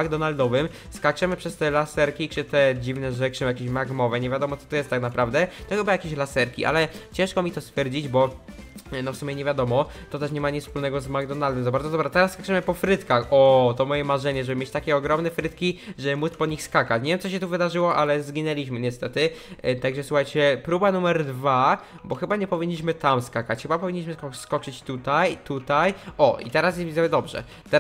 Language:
Polish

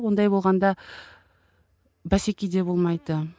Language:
Kazakh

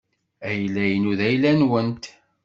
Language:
Kabyle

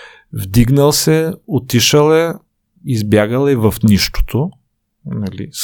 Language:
Bulgarian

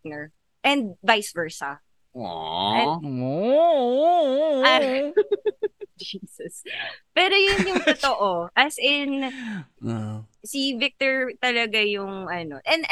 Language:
Filipino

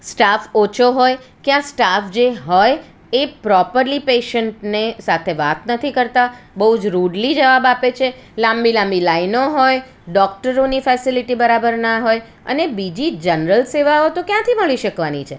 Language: Gujarati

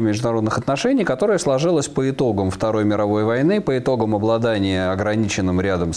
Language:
Russian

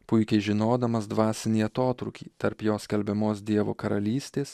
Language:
Lithuanian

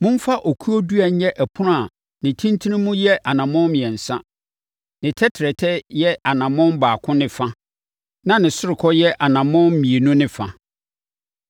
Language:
Akan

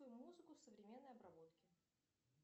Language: Russian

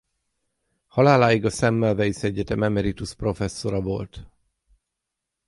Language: Hungarian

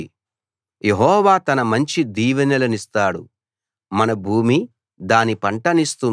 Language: Telugu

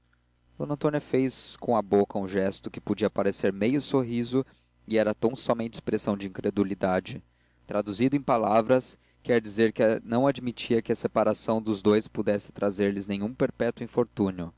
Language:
Portuguese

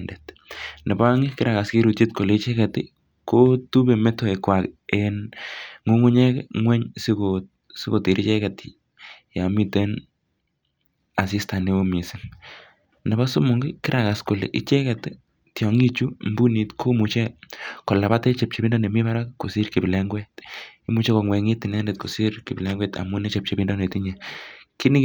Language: Kalenjin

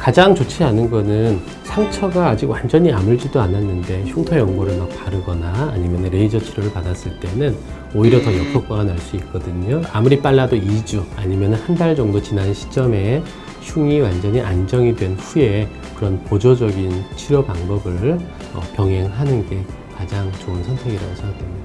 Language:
Korean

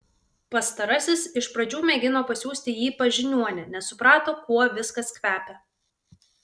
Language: Lithuanian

